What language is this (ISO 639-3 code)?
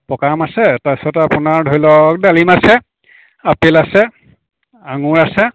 asm